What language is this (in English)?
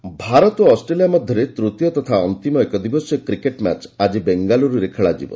Odia